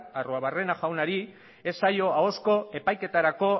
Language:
Basque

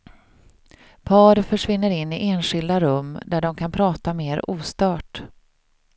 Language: Swedish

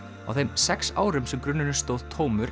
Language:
Icelandic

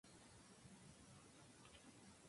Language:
Spanish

